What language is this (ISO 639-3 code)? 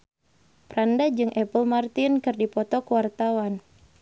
sun